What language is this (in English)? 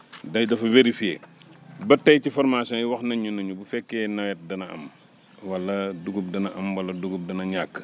Wolof